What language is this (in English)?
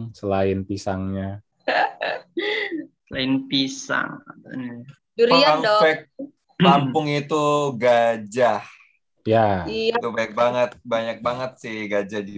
Indonesian